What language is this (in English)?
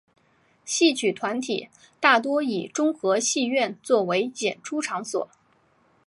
Chinese